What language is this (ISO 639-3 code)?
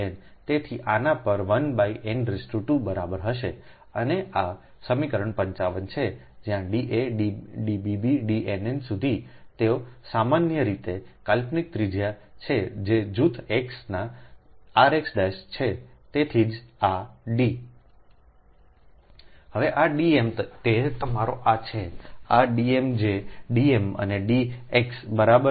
guj